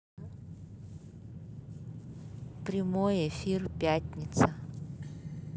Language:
Russian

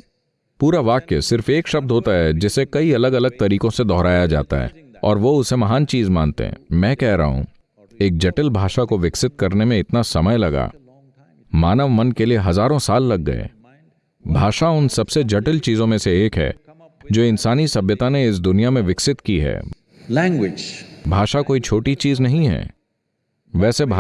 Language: Hindi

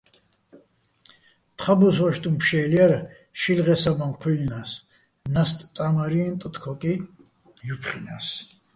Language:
Bats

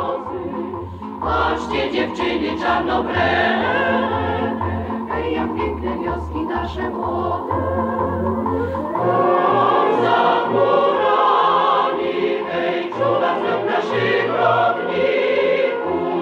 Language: Romanian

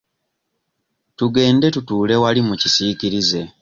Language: Ganda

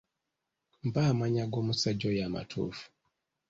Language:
Ganda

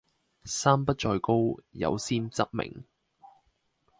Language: Cantonese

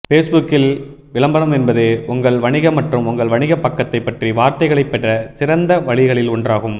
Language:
Tamil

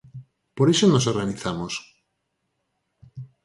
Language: Galician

